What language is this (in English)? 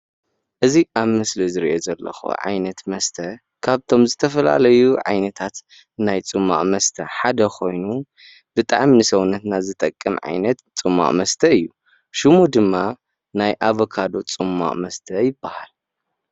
Tigrinya